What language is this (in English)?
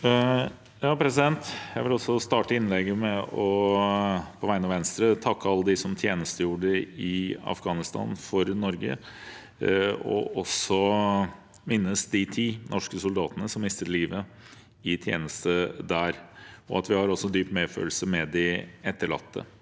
Norwegian